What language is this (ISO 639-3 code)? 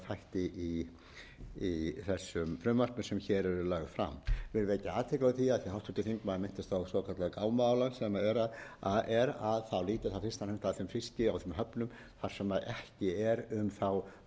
isl